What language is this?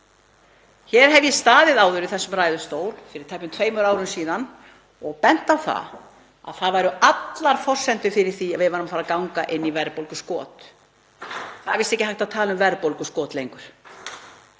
Icelandic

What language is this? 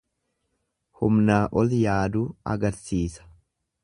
Oromo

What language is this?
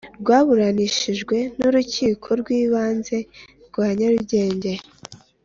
Kinyarwanda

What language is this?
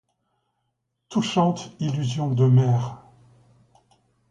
French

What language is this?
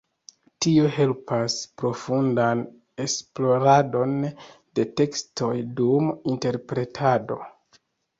Esperanto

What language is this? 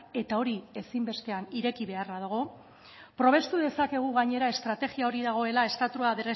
Basque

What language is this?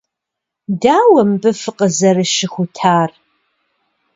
Kabardian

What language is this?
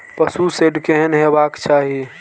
Maithili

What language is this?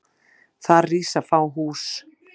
Icelandic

